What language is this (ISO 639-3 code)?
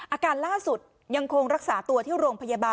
tha